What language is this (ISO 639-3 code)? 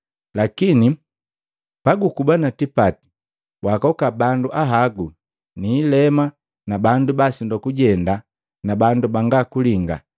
mgv